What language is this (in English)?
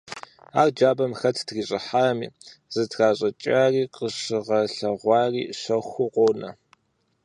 Kabardian